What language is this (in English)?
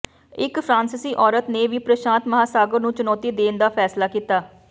Punjabi